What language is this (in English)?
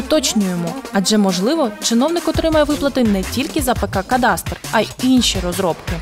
Ukrainian